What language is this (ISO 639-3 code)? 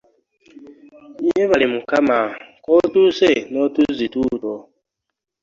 lug